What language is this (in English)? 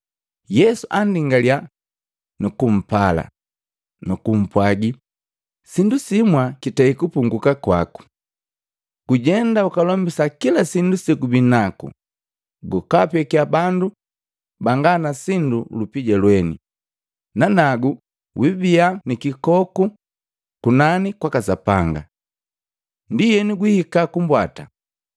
Matengo